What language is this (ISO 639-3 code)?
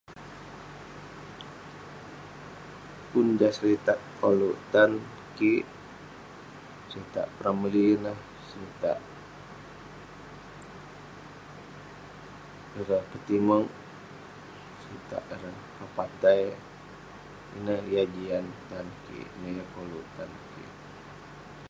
pne